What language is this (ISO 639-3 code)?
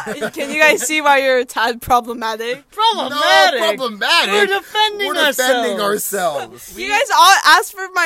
eng